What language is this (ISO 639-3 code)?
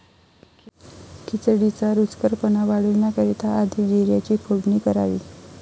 mar